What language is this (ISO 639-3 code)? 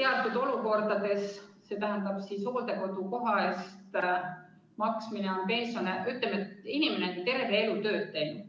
est